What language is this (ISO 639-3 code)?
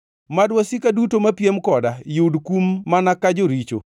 luo